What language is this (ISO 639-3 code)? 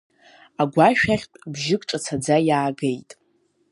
abk